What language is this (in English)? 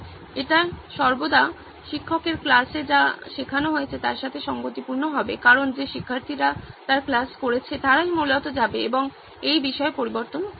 Bangla